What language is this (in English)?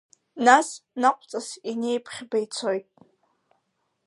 Abkhazian